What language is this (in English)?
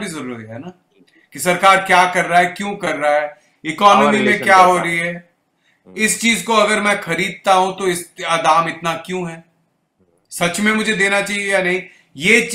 Hindi